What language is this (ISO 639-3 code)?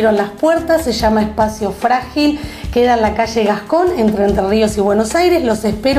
spa